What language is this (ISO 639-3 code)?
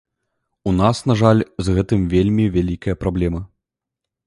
bel